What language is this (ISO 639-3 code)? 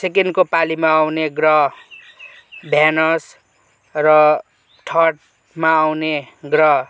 nep